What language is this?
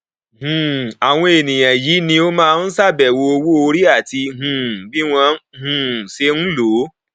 Yoruba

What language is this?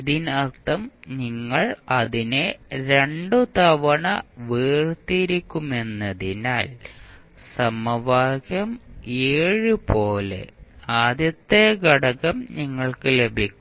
Malayalam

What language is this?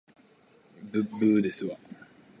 Japanese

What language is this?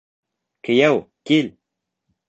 Bashkir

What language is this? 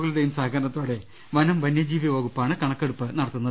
Malayalam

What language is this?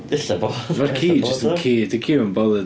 Welsh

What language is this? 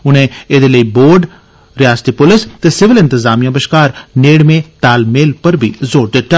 Dogri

